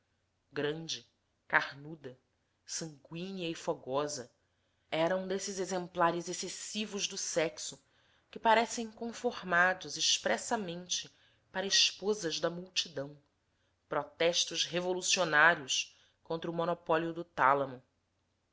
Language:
Portuguese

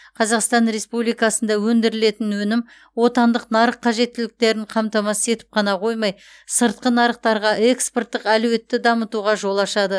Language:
Kazakh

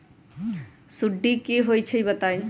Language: Magahi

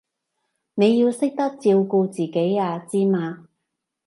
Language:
Cantonese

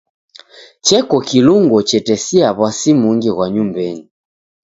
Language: Taita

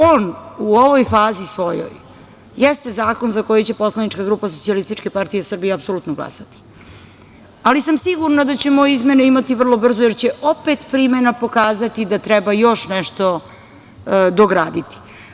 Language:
Serbian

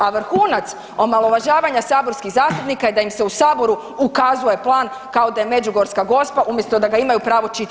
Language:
Croatian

